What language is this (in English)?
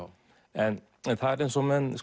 Icelandic